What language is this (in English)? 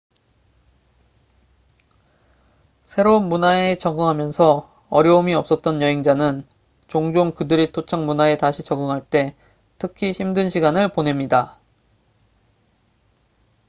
Korean